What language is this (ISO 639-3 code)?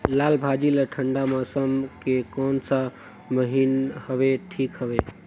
hne